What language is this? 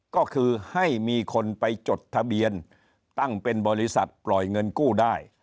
Thai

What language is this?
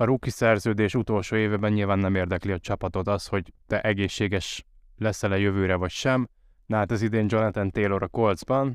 Hungarian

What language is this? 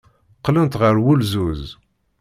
Kabyle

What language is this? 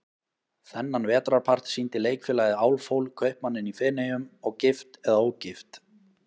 Icelandic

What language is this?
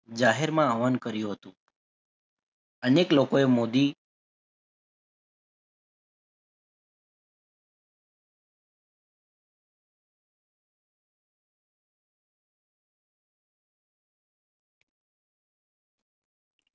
Gujarati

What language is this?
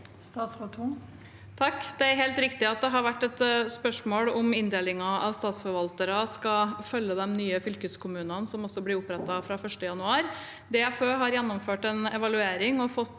Norwegian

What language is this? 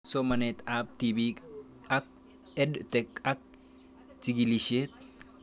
Kalenjin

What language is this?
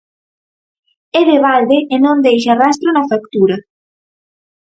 Galician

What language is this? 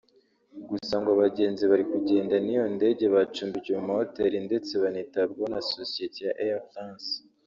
Kinyarwanda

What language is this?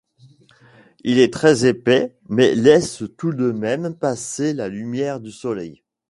French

